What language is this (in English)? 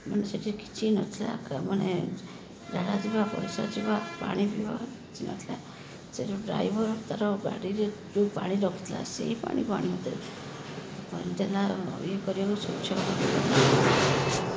Odia